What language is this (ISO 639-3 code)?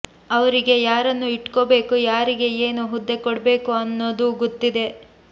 kan